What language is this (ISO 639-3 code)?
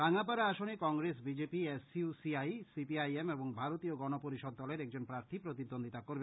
ben